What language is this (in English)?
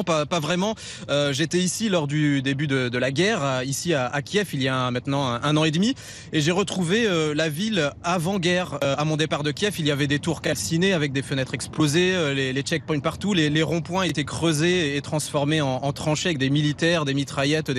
French